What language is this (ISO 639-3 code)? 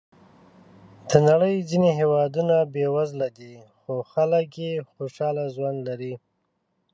pus